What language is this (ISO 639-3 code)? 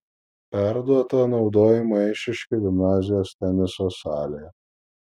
lit